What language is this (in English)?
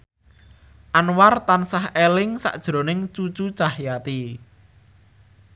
Javanese